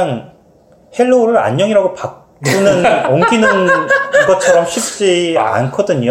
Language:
Korean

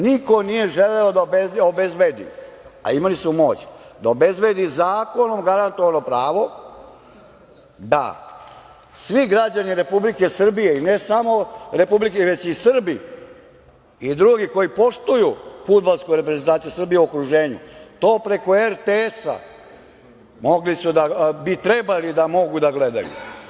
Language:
Serbian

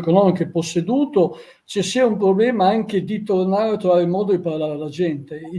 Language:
Italian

